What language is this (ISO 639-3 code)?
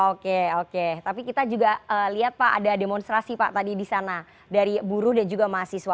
ind